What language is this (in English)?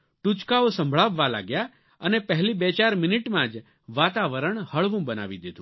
Gujarati